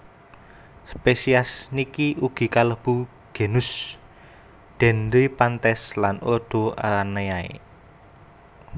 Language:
Javanese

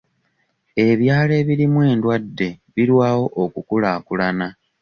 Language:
Ganda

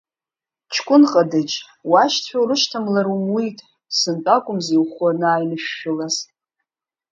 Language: Abkhazian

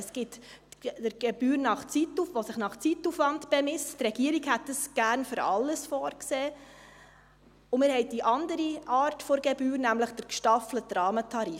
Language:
Swiss German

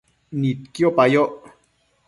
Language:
Matsés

